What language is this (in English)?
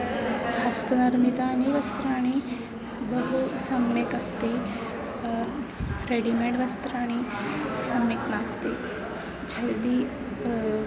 Sanskrit